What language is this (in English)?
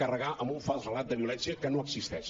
Catalan